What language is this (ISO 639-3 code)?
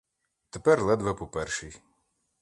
ukr